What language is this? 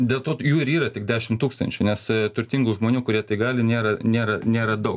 Lithuanian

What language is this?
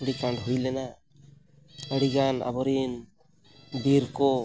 Santali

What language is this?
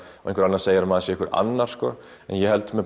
Icelandic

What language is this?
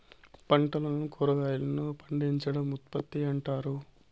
Telugu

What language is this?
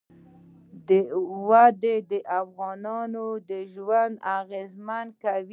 Pashto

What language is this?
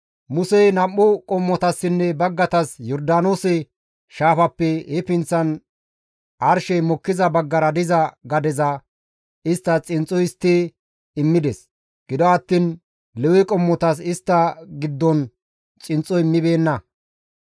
Gamo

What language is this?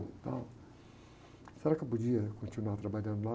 Portuguese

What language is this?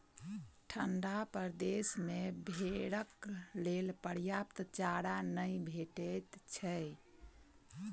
Maithili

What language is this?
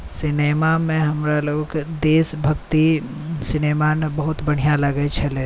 Maithili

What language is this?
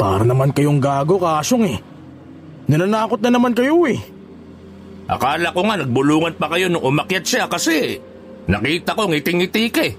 Filipino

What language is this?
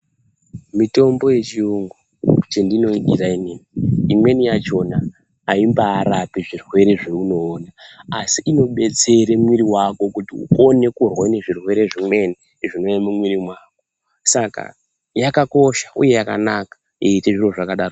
Ndau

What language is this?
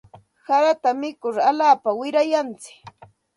Santa Ana de Tusi Pasco Quechua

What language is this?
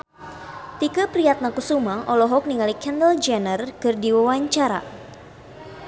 Sundanese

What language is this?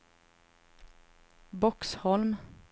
Swedish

